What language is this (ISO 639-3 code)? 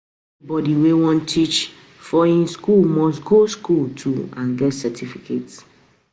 pcm